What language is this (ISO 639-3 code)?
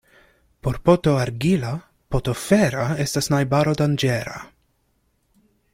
epo